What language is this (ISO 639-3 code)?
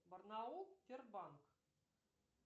rus